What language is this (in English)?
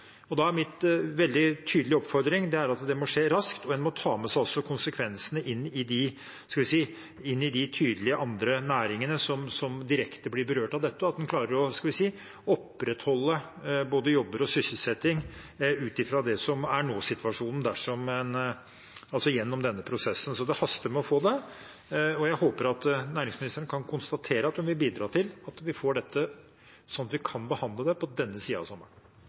Norwegian Bokmål